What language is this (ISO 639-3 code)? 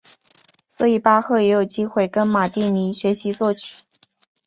zho